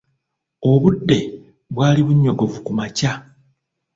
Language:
Ganda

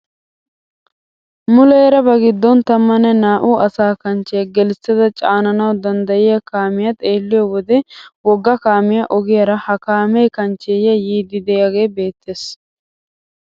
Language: Wolaytta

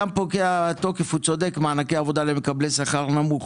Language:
Hebrew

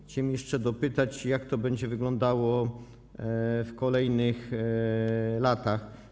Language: Polish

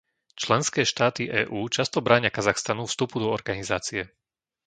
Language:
Slovak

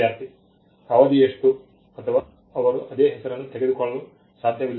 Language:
Kannada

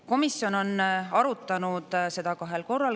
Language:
Estonian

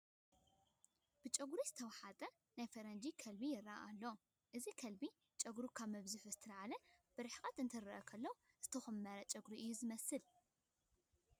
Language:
Tigrinya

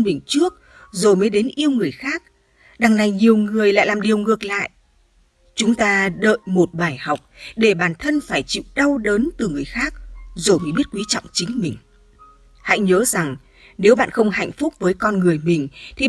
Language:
Vietnamese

